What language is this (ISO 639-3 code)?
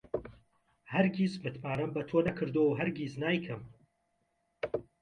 ckb